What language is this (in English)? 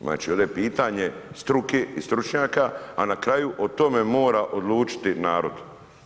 Croatian